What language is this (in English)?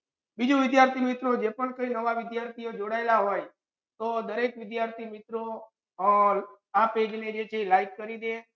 Gujarati